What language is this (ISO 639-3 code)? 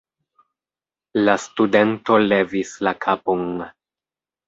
epo